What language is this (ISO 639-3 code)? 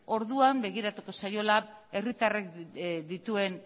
eus